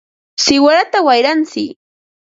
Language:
Ambo-Pasco Quechua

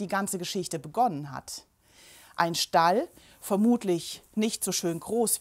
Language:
German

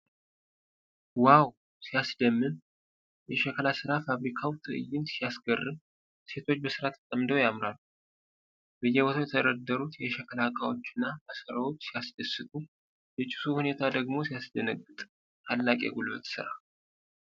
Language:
Amharic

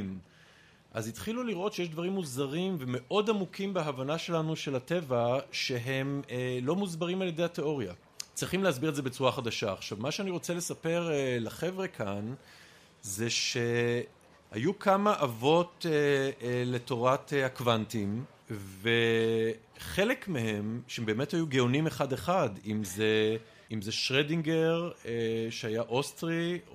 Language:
Hebrew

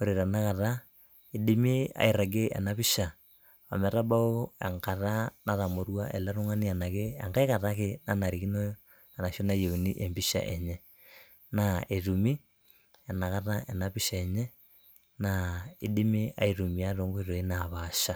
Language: Masai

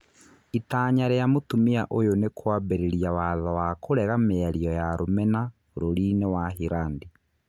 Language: Kikuyu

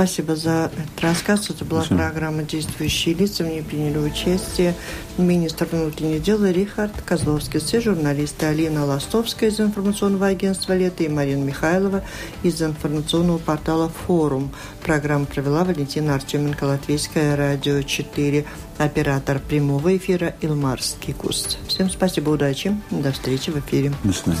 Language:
Russian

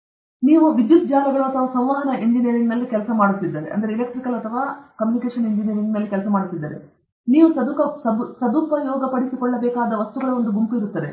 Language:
Kannada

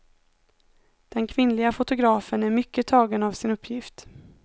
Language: Swedish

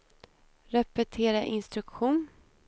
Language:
Swedish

